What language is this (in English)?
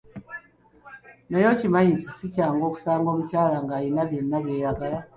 Ganda